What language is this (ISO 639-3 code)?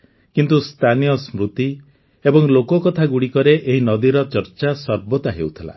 ori